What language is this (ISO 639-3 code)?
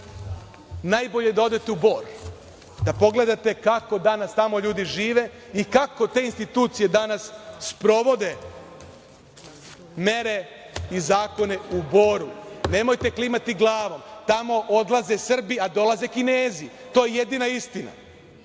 srp